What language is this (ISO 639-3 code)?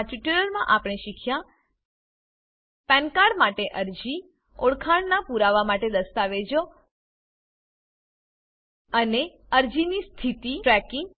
guj